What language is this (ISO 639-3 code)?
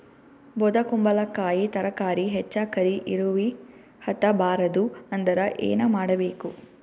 kan